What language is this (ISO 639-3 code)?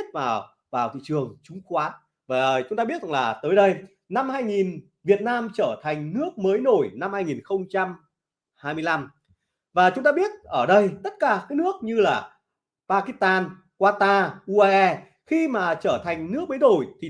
vie